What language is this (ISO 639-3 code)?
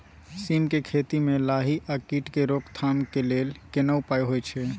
mai